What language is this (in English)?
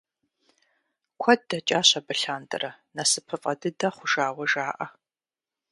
Kabardian